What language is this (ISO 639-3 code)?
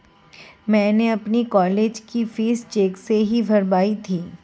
hin